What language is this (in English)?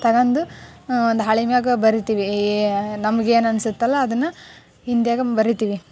Kannada